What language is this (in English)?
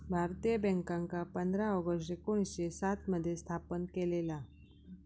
Marathi